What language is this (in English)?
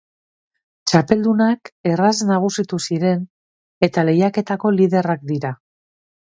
Basque